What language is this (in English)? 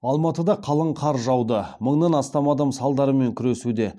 Kazakh